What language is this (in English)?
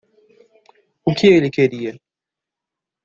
Portuguese